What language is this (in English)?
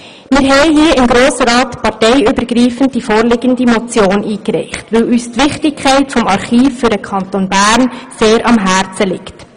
Swiss German